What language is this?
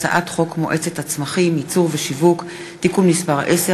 Hebrew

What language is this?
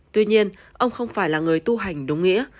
Vietnamese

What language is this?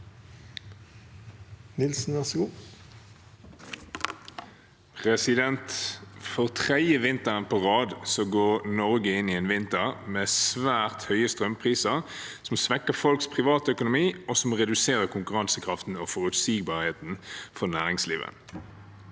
Norwegian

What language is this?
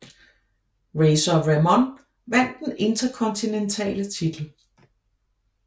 Danish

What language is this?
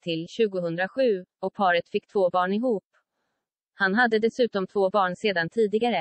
Swedish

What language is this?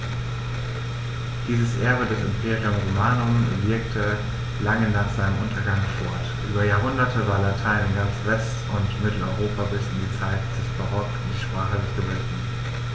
German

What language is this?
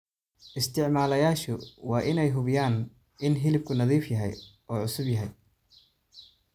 Somali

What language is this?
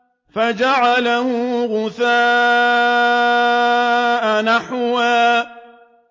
Arabic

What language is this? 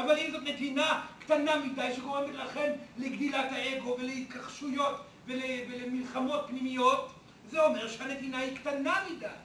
Hebrew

